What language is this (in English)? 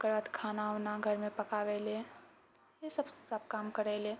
Maithili